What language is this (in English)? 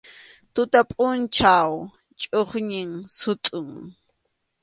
Arequipa-La Unión Quechua